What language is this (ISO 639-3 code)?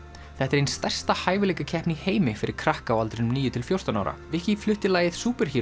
isl